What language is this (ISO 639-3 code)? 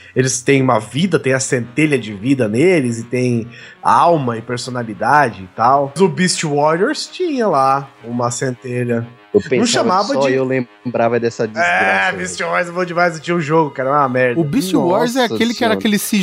por